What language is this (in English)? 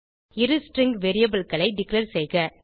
Tamil